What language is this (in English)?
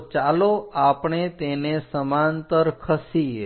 Gujarati